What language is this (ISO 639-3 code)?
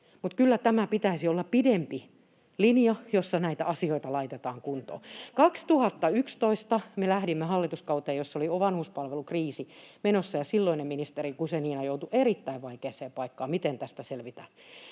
fin